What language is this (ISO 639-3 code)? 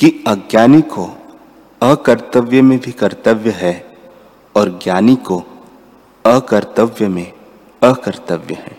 hin